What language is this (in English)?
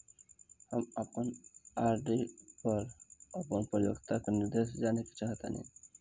Bhojpuri